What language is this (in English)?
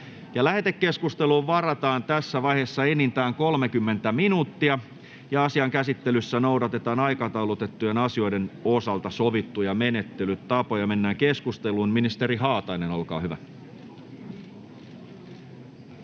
Finnish